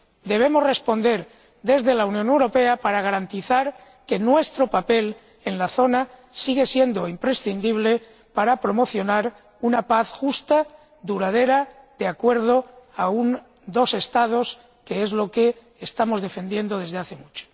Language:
Spanish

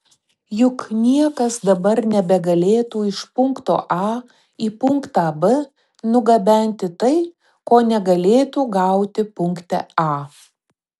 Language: Lithuanian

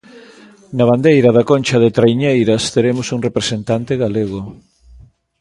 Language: Galician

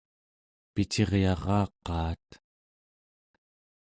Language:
Central Yupik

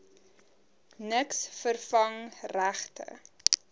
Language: Afrikaans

